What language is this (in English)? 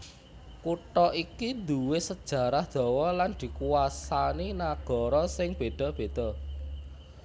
Javanese